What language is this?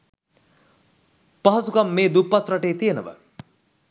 Sinhala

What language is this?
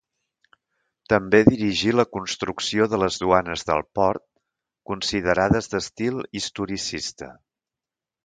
Catalan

